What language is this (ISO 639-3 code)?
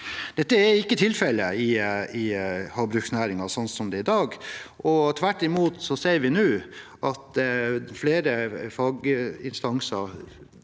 nor